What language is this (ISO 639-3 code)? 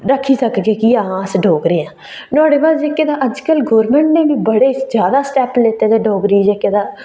doi